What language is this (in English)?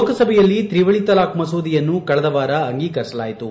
Kannada